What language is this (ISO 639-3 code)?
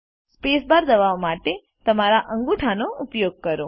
guj